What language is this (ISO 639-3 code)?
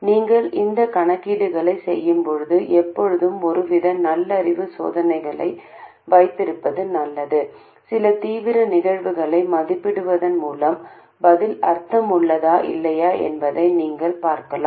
tam